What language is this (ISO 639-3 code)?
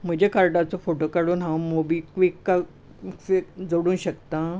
kok